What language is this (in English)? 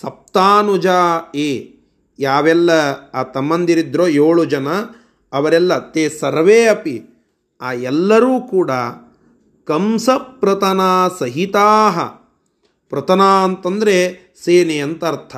Kannada